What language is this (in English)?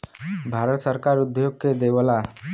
Bhojpuri